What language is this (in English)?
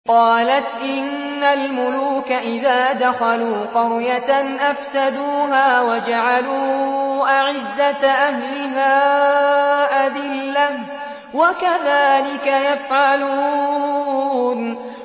Arabic